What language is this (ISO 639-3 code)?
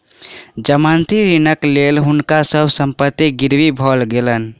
mai